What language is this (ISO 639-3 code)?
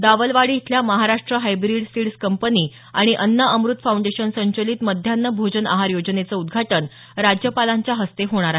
mar